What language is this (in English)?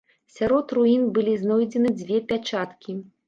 Belarusian